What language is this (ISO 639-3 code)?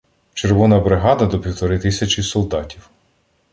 ukr